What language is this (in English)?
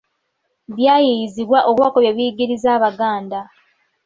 Ganda